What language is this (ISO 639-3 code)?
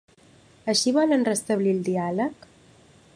cat